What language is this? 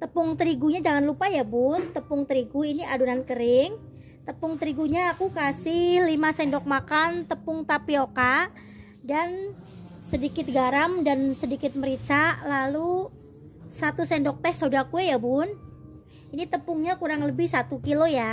Indonesian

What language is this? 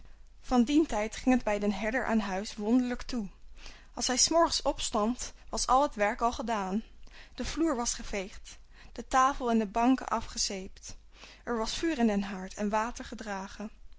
Dutch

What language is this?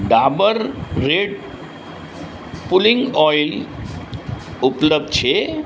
Gujarati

